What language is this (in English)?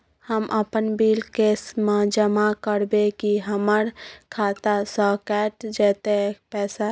Maithili